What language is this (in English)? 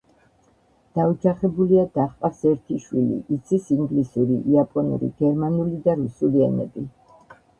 Georgian